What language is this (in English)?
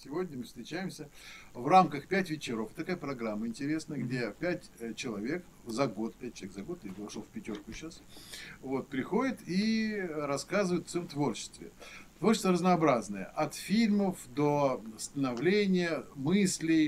Russian